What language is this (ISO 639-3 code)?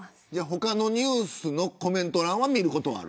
jpn